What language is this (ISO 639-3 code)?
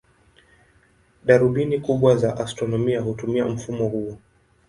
swa